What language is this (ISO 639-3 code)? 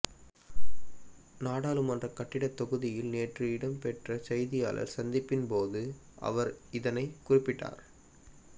tam